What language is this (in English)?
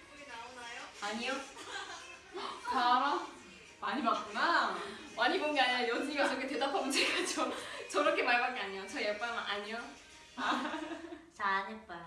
Korean